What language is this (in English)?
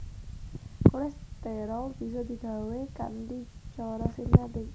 Javanese